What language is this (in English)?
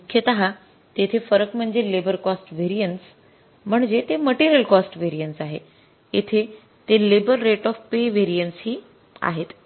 Marathi